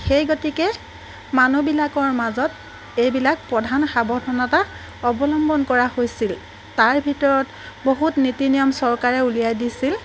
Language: Assamese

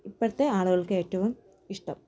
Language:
Malayalam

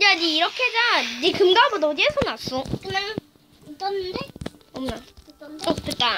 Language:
Korean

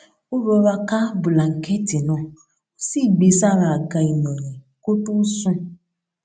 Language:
Yoruba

